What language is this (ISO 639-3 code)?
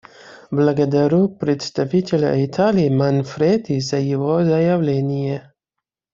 rus